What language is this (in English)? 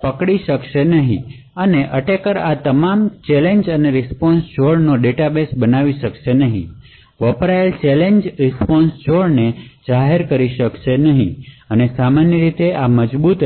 Gujarati